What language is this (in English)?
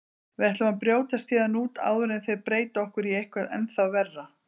Icelandic